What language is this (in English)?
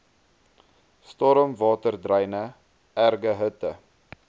Afrikaans